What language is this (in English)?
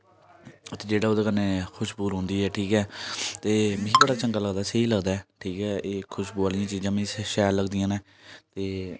Dogri